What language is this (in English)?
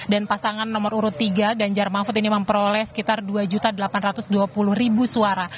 Indonesian